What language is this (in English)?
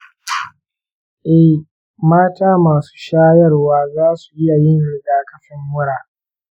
Hausa